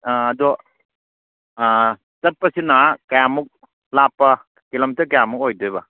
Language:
Manipuri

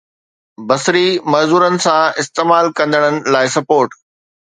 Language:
Sindhi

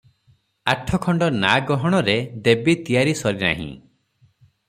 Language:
Odia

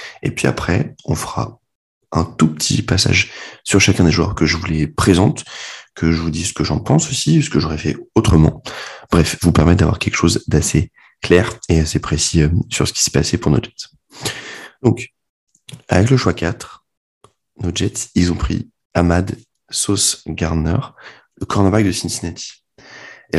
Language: French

